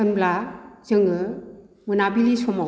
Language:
Bodo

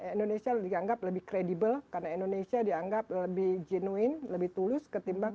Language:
Indonesian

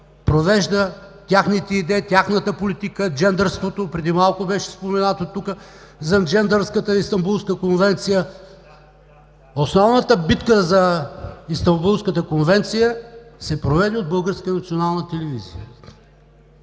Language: Bulgarian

